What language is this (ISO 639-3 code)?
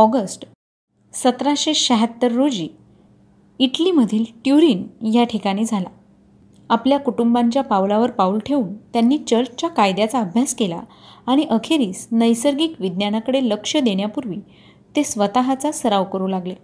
mar